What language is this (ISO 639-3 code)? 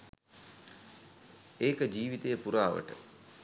sin